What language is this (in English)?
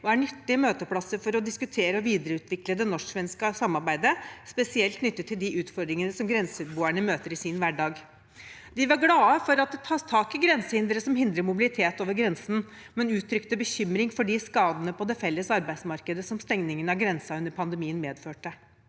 Norwegian